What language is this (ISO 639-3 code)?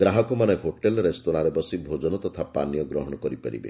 ori